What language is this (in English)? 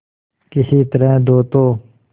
Hindi